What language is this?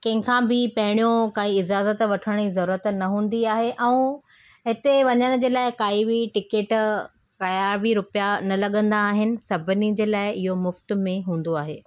Sindhi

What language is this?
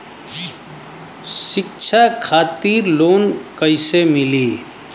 Bhojpuri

